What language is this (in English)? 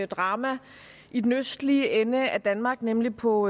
Danish